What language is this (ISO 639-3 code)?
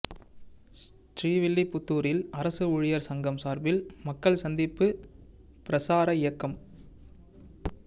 tam